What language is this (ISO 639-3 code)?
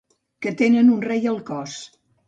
cat